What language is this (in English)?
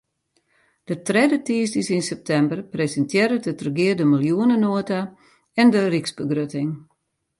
Western Frisian